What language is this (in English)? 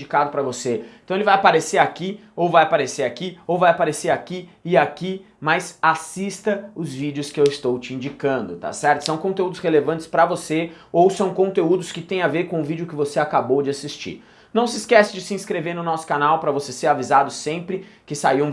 Portuguese